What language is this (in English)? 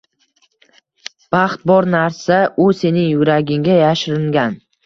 Uzbek